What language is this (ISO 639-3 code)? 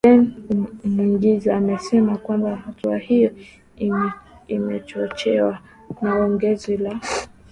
swa